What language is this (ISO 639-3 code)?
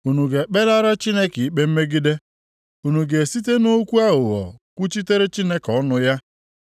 ibo